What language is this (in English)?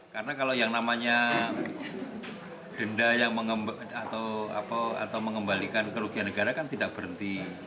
Indonesian